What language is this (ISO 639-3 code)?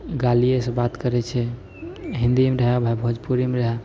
mai